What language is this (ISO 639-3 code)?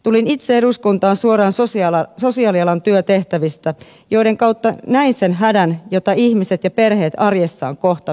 fin